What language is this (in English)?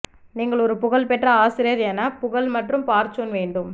Tamil